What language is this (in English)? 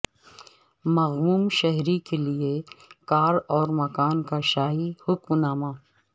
Urdu